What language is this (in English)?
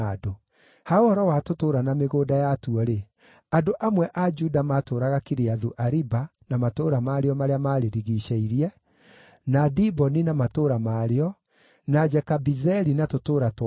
Kikuyu